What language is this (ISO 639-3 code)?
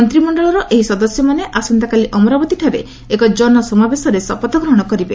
ori